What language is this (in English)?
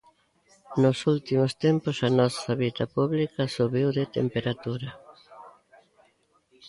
Galician